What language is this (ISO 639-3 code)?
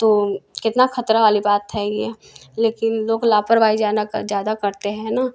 hin